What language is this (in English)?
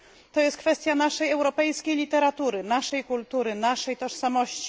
Polish